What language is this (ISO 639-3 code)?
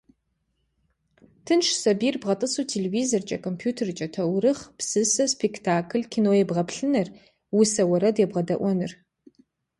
kbd